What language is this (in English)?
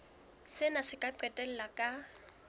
Southern Sotho